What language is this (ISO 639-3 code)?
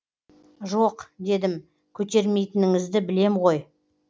kaz